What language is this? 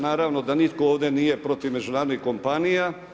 Croatian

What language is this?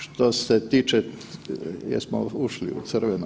Croatian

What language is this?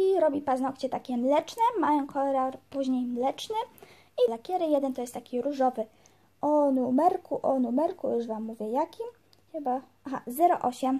Polish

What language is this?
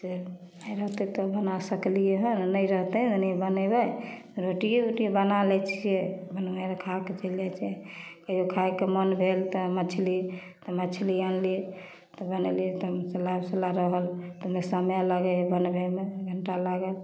Maithili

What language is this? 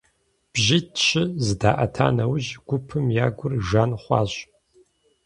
Kabardian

